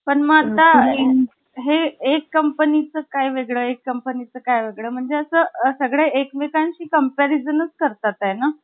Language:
Marathi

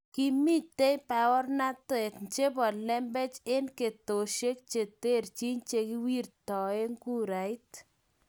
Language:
Kalenjin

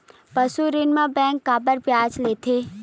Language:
Chhattisgarhi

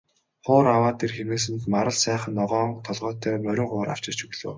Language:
Mongolian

